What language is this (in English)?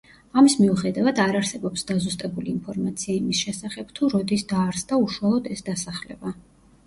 Georgian